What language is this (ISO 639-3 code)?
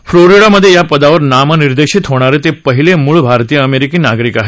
mar